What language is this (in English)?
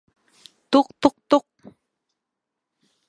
Bashkir